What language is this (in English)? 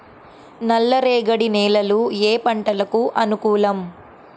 Telugu